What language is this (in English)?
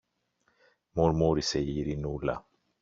Greek